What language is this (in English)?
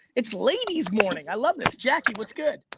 English